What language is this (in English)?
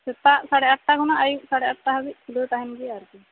Santali